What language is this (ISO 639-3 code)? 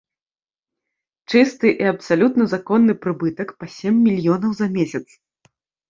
bel